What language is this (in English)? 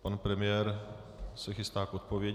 Czech